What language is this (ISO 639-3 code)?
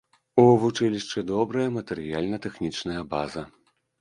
bel